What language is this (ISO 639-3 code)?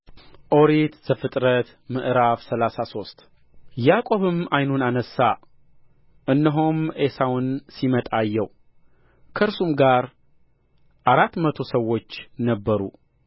amh